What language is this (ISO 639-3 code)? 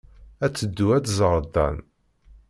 kab